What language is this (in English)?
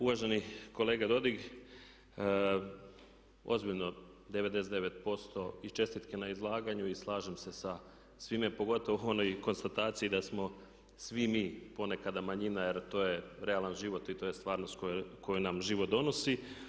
Croatian